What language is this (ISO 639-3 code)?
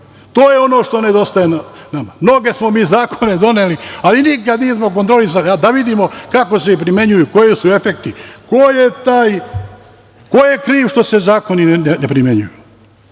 srp